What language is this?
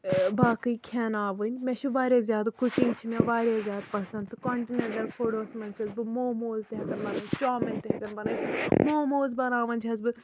Kashmiri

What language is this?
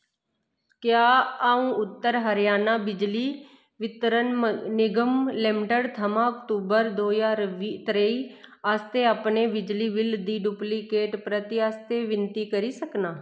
Dogri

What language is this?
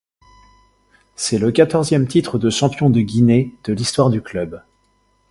French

